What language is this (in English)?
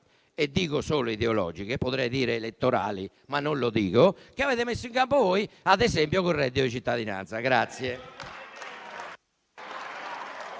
Italian